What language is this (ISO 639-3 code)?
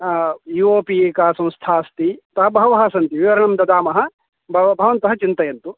san